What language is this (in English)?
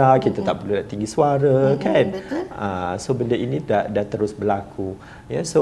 Malay